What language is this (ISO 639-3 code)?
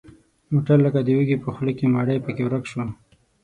pus